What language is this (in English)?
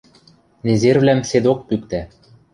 Western Mari